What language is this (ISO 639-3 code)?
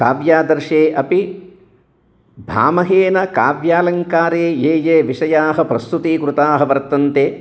san